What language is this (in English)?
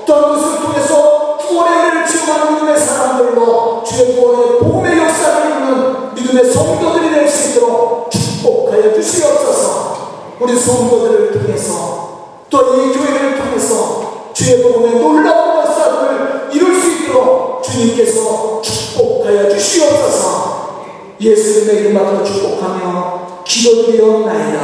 Korean